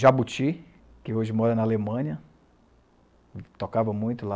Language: Portuguese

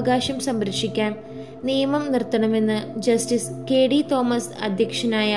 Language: Malayalam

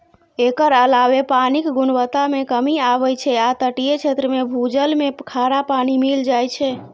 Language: Maithili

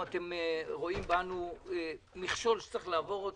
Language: Hebrew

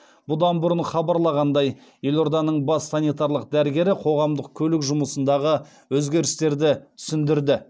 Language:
Kazakh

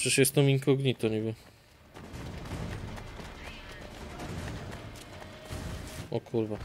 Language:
Polish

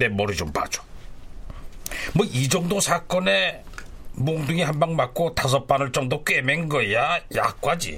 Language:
Korean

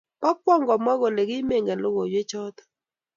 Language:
Kalenjin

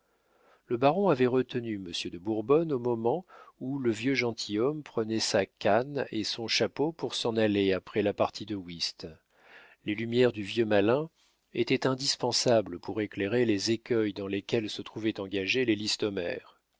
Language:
French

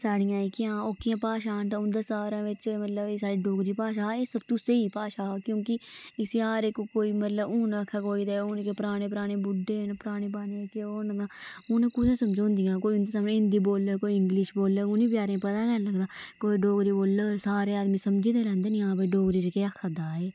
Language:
Dogri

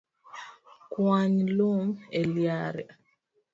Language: Luo (Kenya and Tanzania)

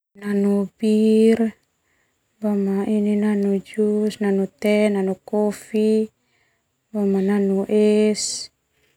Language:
Termanu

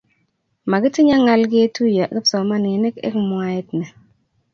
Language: Kalenjin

